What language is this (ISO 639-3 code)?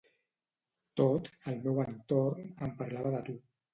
cat